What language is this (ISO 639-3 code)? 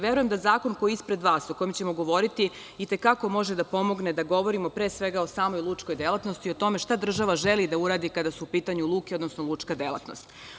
srp